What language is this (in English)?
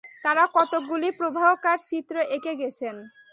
Bangla